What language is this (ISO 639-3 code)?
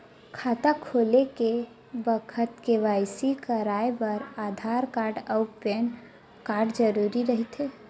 hne